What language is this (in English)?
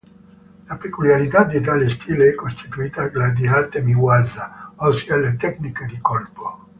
Italian